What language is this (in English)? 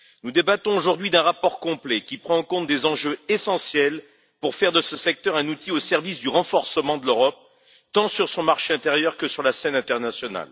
French